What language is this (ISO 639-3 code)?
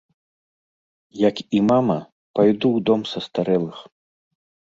bel